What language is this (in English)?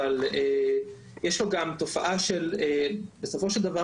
Hebrew